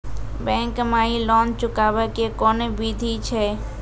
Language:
Maithili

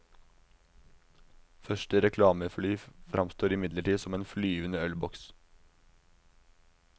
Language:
Norwegian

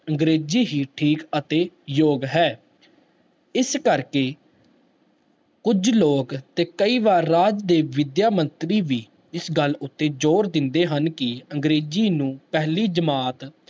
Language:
Punjabi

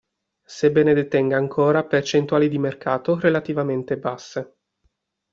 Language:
Italian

